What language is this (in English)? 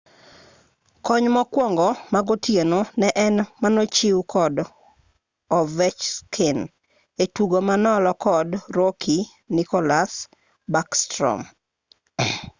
Luo (Kenya and Tanzania)